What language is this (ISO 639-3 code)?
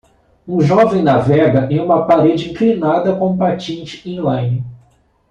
por